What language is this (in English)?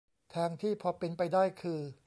Thai